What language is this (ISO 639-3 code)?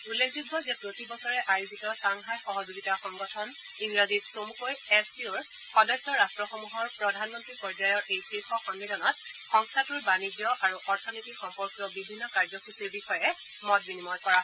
asm